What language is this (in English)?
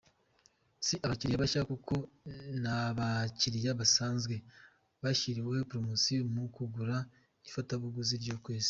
Kinyarwanda